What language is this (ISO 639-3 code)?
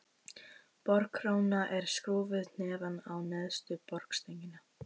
isl